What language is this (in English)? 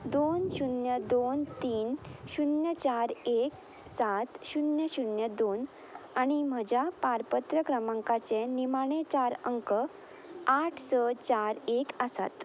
Konkani